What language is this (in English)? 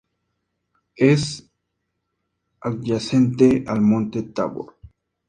Spanish